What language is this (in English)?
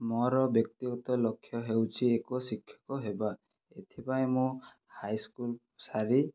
Odia